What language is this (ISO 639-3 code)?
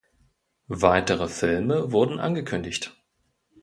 deu